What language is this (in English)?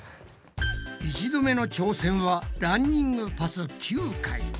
Japanese